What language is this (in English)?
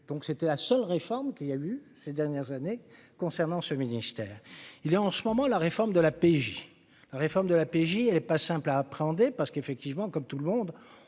French